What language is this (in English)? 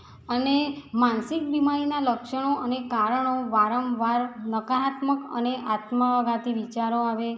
Gujarati